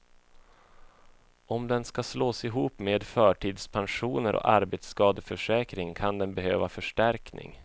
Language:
Swedish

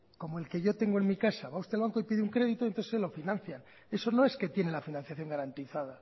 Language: Spanish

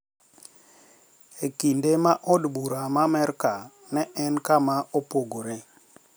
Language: Luo (Kenya and Tanzania)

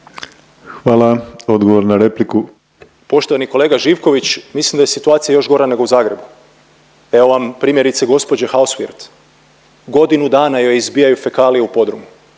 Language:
Croatian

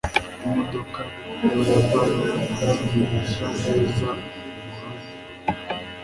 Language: Kinyarwanda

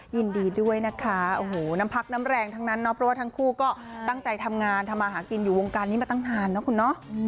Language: Thai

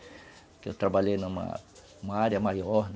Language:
Portuguese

